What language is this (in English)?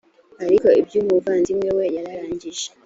Kinyarwanda